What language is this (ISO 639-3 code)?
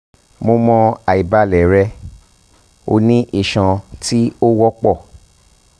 yor